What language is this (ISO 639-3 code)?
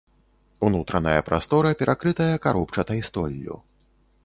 bel